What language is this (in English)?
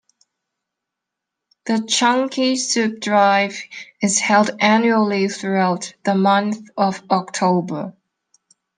English